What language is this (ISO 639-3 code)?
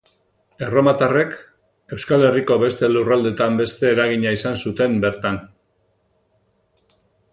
eus